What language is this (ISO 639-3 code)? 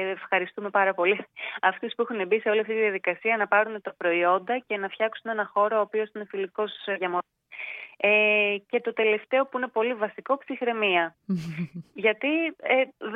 ell